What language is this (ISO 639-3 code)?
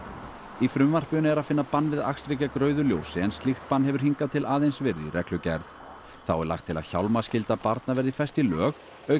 isl